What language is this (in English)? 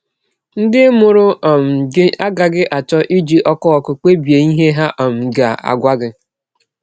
Igbo